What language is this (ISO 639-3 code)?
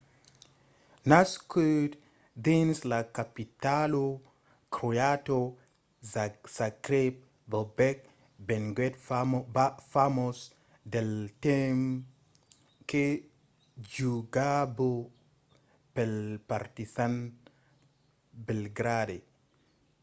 oci